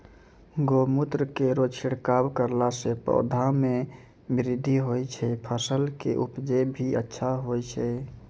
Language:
Maithili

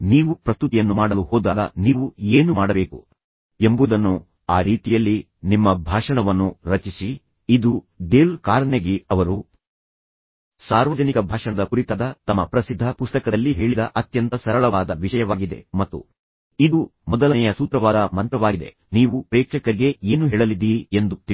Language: Kannada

